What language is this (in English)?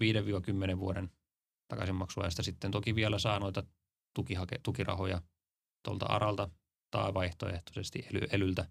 Finnish